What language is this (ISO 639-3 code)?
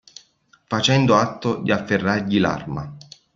ita